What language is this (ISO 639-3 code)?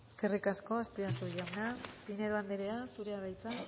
eus